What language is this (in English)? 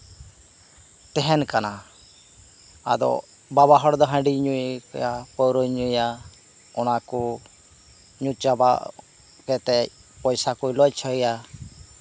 Santali